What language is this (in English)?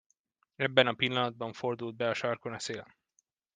Hungarian